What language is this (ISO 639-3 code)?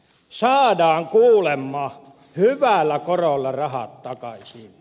fin